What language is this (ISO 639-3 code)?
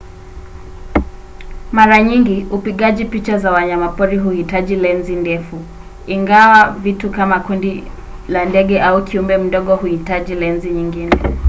swa